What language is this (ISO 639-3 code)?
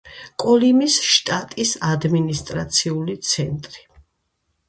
kat